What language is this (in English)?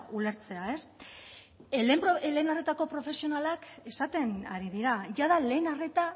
Basque